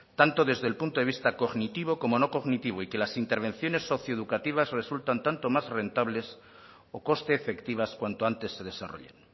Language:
Spanish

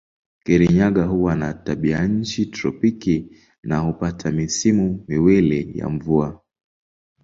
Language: Swahili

